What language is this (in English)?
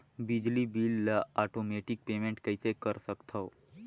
Chhattisgarhi